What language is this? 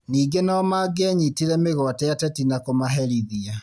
Kikuyu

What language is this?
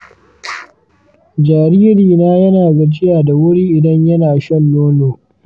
Hausa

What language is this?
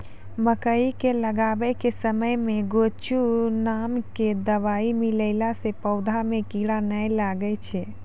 Maithili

